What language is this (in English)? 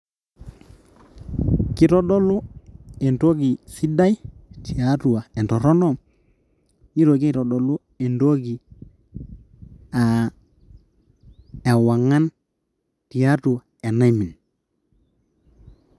Masai